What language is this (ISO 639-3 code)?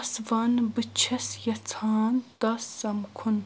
kas